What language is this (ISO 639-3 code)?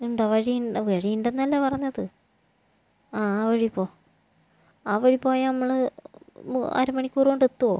mal